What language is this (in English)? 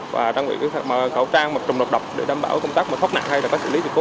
Vietnamese